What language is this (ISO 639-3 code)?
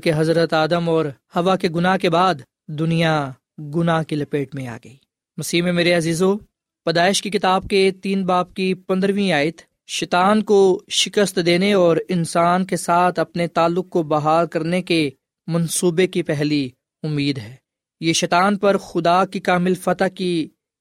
urd